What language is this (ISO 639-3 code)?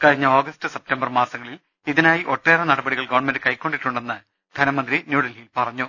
mal